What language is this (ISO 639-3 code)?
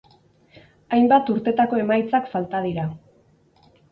eus